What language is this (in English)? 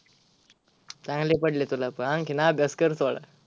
Marathi